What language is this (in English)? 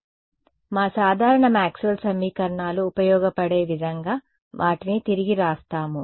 Telugu